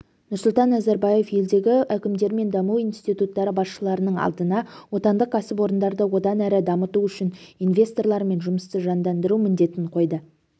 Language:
Kazakh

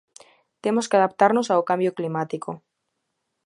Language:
Galician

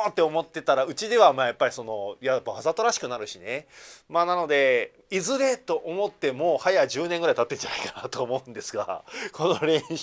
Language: Japanese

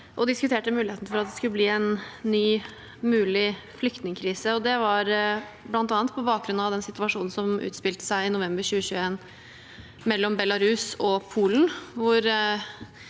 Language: Norwegian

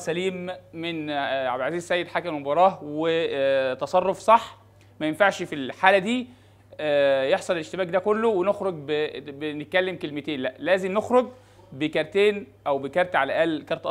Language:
Arabic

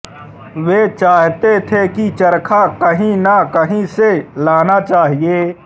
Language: Hindi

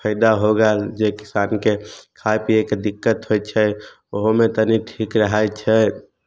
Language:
Maithili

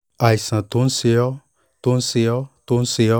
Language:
Yoruba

